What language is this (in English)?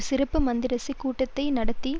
Tamil